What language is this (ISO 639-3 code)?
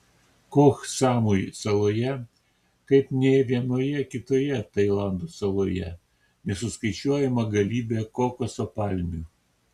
lit